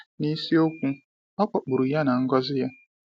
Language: Igbo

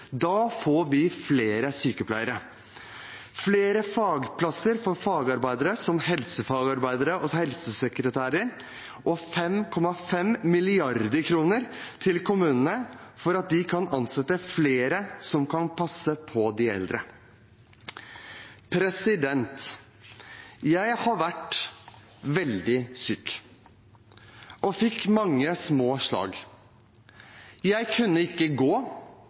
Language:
Norwegian Bokmål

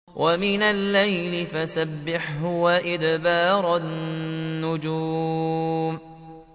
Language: Arabic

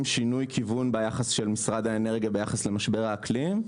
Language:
Hebrew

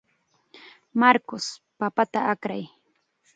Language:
Chiquián Ancash Quechua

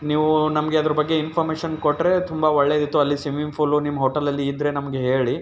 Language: Kannada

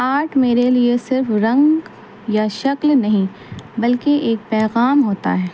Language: Urdu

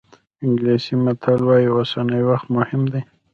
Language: Pashto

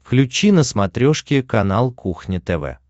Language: Russian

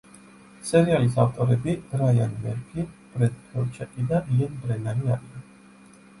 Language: Georgian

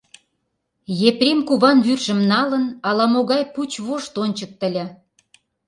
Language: Mari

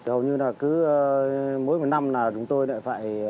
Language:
Vietnamese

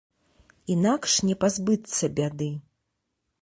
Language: Belarusian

